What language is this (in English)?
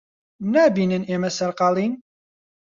Central Kurdish